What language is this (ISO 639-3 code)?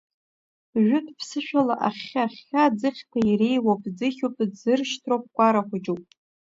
abk